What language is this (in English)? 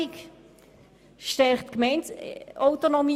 Swiss German